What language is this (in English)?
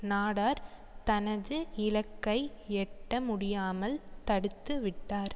Tamil